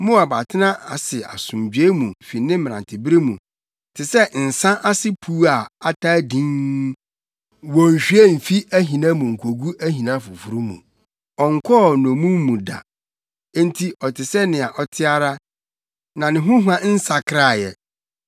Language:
Akan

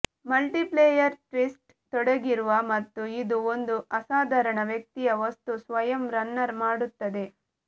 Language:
Kannada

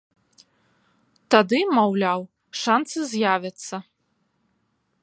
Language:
Belarusian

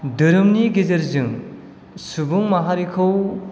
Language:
Bodo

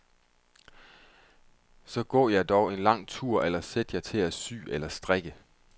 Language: Danish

